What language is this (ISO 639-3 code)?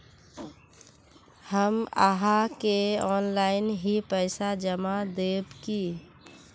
mag